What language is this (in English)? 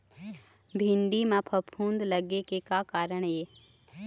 Chhattisgarhi